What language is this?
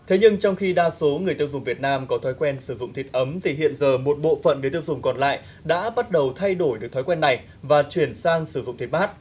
Vietnamese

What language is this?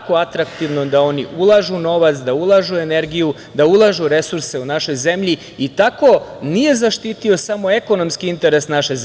Serbian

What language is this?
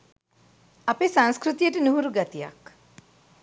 Sinhala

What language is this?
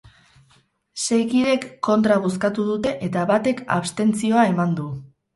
Basque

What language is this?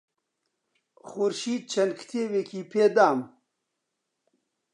Central Kurdish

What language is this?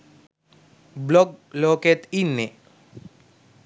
Sinhala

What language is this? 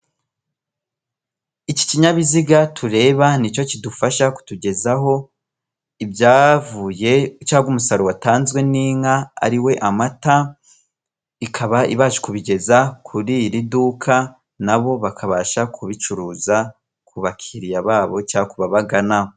Kinyarwanda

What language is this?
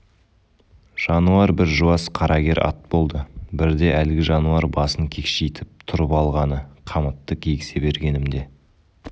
Kazakh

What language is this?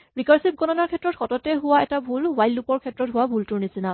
Assamese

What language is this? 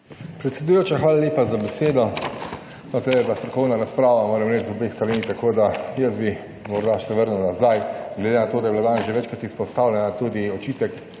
Slovenian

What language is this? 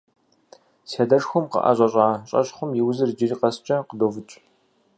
Kabardian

